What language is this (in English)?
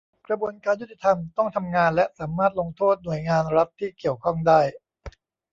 Thai